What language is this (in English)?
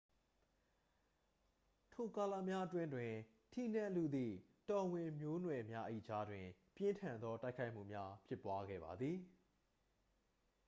Burmese